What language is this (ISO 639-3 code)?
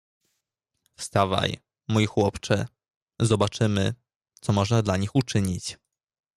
pol